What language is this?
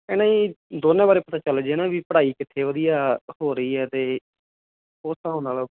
Punjabi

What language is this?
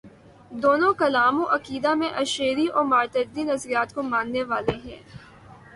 Urdu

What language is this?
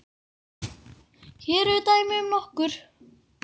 Icelandic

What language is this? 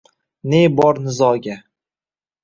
Uzbek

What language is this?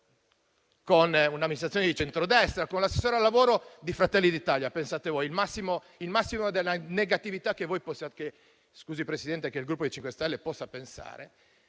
Italian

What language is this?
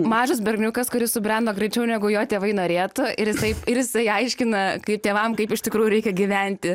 Lithuanian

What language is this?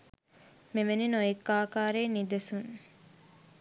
Sinhala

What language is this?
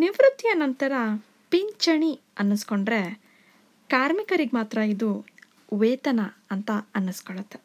Kannada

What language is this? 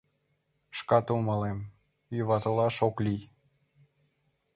Mari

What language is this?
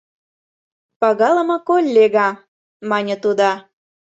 Mari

